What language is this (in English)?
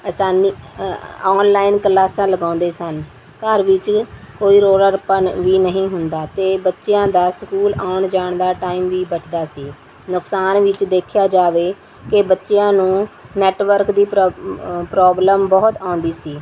Punjabi